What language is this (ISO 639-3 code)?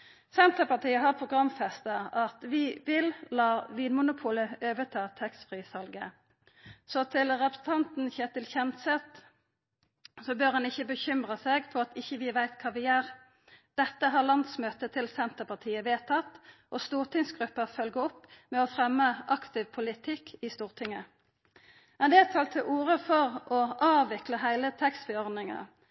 nno